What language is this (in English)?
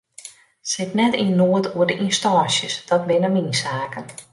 Western Frisian